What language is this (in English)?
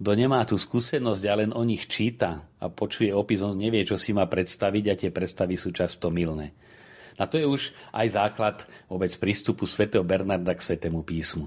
Slovak